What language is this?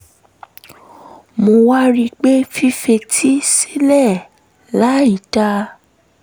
Yoruba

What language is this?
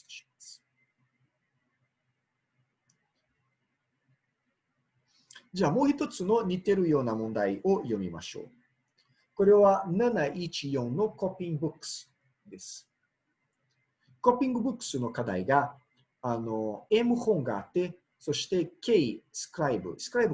Japanese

